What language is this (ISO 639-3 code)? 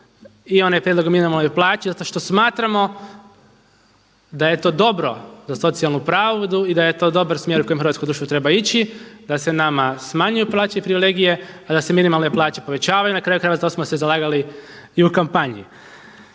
hrv